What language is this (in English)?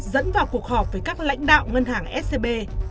Vietnamese